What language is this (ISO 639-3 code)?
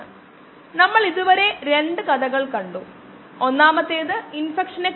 mal